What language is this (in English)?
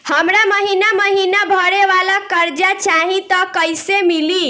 Bhojpuri